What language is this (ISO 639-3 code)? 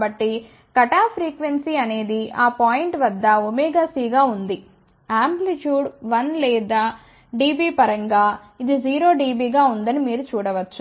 tel